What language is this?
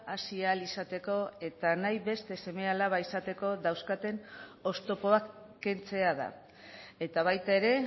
Basque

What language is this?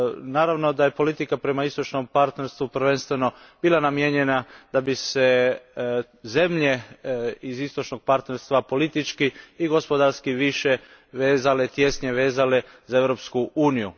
Croatian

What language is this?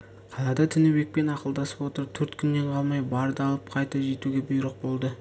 Kazakh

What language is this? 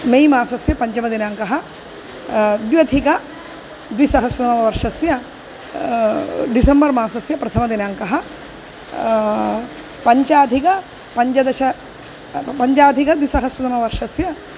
Sanskrit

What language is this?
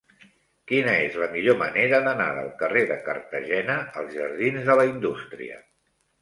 Catalan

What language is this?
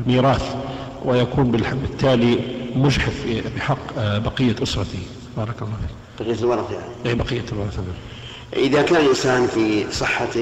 Arabic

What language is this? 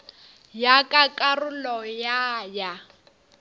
Northern Sotho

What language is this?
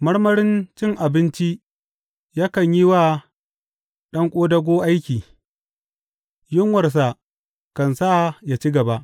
Hausa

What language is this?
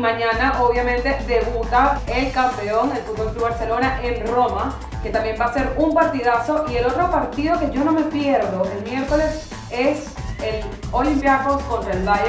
Spanish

